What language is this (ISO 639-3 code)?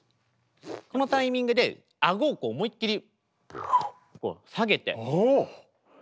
jpn